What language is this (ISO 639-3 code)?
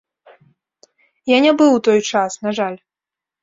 bel